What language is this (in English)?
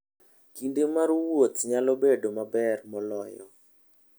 Luo (Kenya and Tanzania)